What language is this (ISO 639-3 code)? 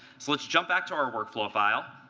eng